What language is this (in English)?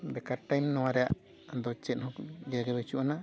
Santali